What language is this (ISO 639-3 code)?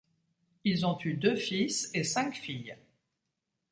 fra